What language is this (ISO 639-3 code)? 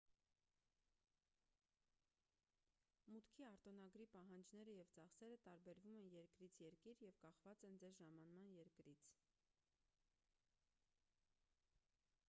hye